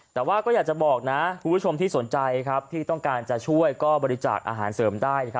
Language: Thai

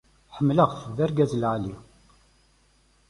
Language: Kabyle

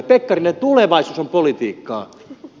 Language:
Finnish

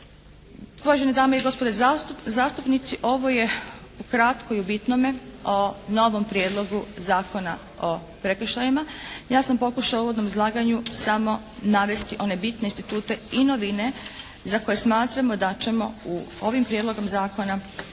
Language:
Croatian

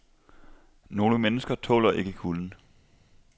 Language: Danish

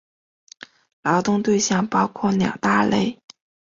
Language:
Chinese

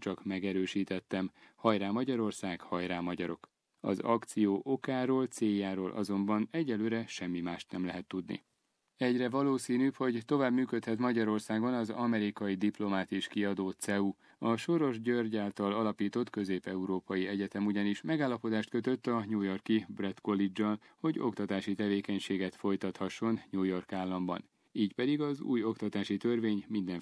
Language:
Hungarian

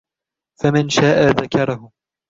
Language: Arabic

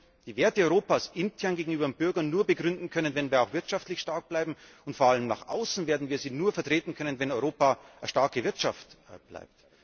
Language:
German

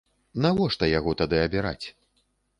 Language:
Belarusian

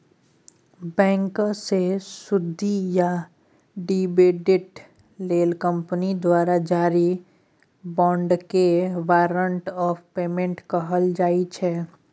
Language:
Maithili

